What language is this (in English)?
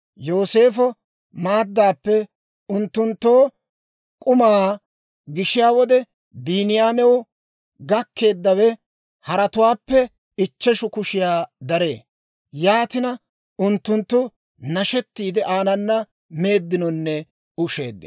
Dawro